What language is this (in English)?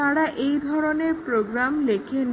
Bangla